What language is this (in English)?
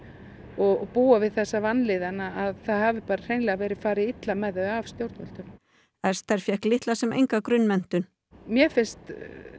Icelandic